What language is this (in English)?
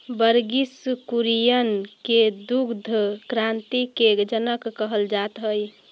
Magahi